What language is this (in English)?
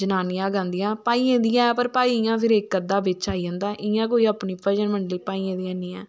Dogri